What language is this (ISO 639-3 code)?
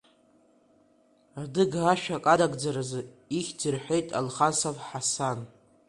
abk